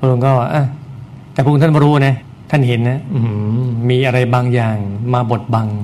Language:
Thai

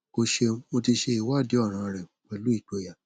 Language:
Yoruba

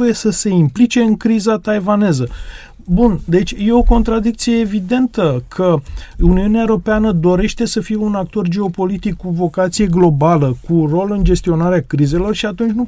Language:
Romanian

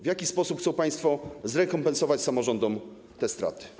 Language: Polish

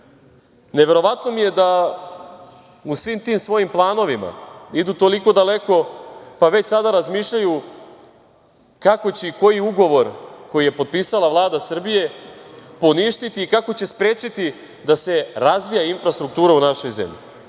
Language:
Serbian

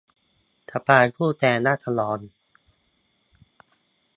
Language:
Thai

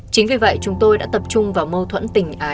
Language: Vietnamese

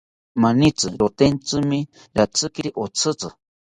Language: South Ucayali Ashéninka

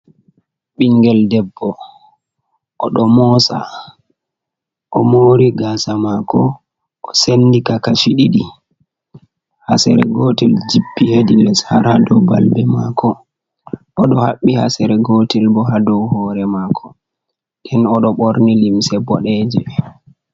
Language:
Fula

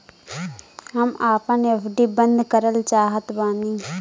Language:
Bhojpuri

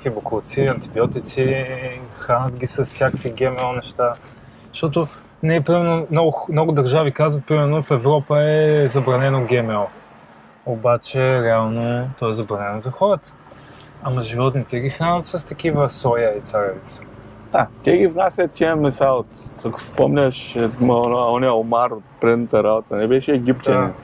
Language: Bulgarian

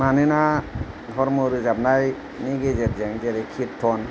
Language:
Bodo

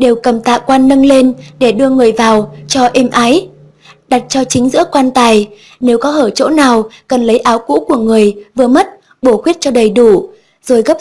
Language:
Vietnamese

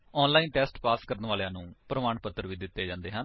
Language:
Punjabi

